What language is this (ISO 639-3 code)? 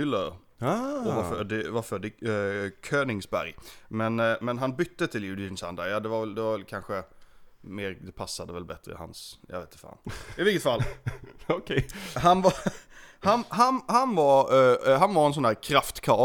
swe